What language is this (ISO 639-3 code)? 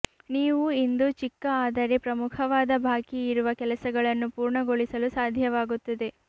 kan